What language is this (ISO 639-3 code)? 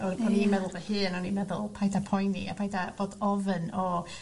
cym